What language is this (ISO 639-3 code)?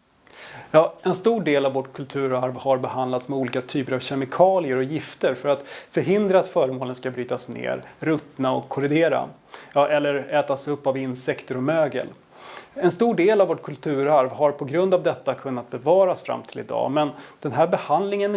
swe